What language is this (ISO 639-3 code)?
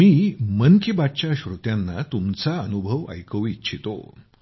mar